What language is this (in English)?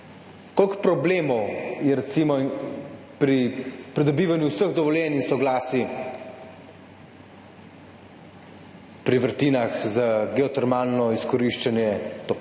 Slovenian